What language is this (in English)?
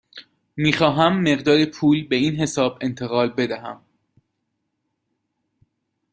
Persian